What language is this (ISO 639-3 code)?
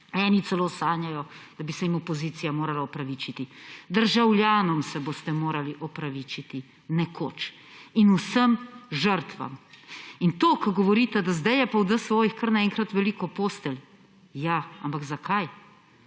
slv